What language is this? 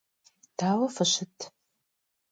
Kabardian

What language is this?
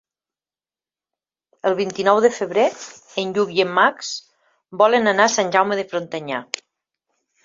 Catalan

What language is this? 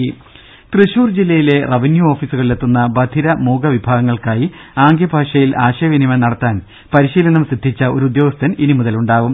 Malayalam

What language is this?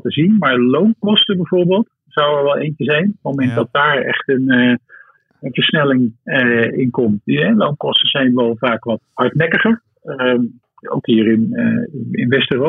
Dutch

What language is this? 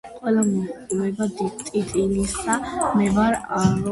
Georgian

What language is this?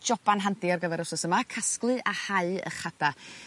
Welsh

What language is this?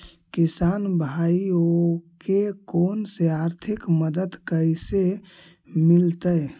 Magahi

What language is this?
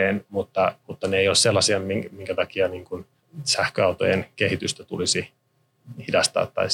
Finnish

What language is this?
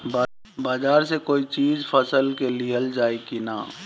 Bhojpuri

